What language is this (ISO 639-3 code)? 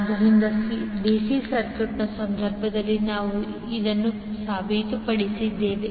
kan